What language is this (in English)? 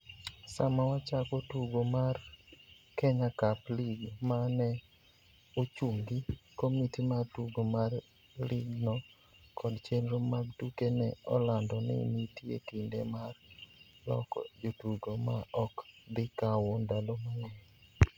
Luo (Kenya and Tanzania)